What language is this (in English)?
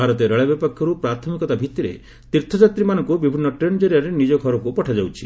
Odia